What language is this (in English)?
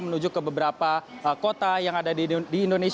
Indonesian